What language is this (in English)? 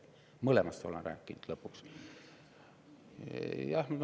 Estonian